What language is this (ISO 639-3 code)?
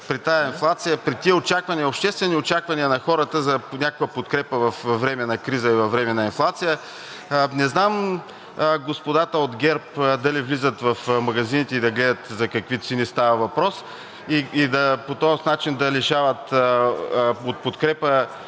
bul